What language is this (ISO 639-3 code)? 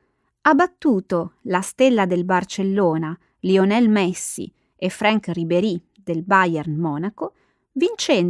ita